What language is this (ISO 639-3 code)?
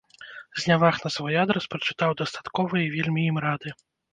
bel